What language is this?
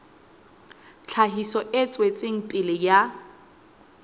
Southern Sotho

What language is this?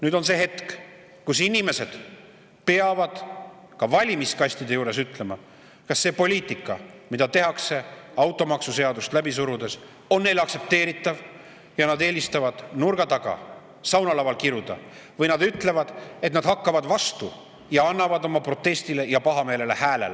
Estonian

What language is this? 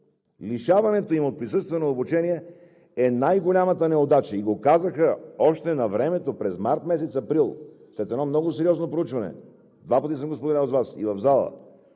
Bulgarian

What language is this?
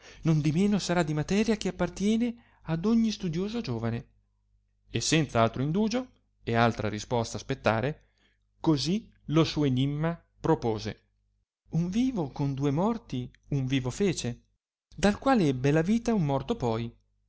Italian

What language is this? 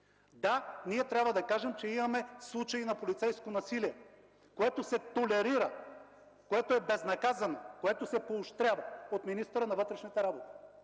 Bulgarian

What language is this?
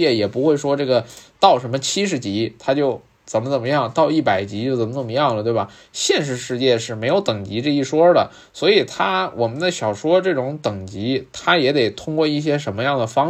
Chinese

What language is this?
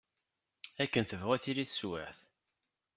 Kabyle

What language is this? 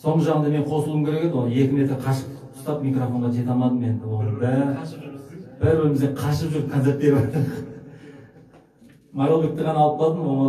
Turkish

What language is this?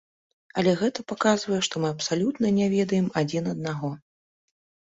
Belarusian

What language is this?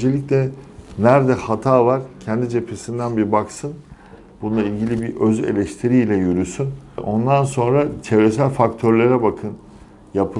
Turkish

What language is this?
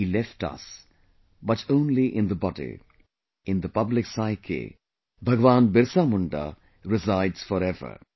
English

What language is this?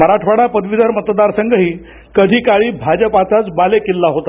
Marathi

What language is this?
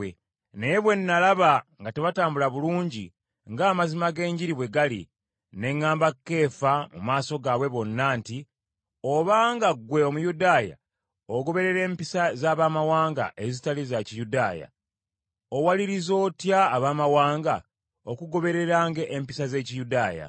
Ganda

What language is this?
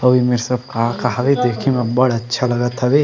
Chhattisgarhi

